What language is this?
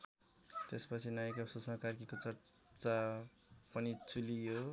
Nepali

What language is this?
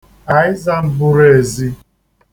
Igbo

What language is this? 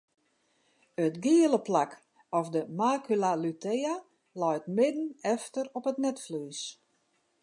Western Frisian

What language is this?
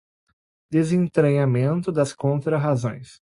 Portuguese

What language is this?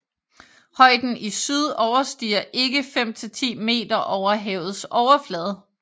Danish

